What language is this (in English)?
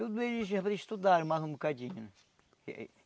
Portuguese